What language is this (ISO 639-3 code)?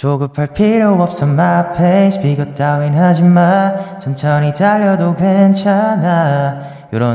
kor